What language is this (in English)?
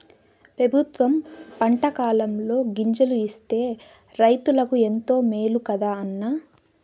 Telugu